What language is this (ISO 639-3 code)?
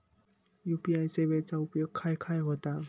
mar